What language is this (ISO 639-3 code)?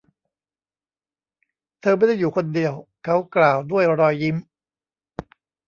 tha